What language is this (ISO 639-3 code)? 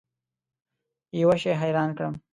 pus